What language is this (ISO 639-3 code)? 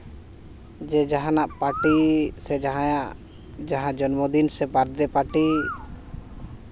sat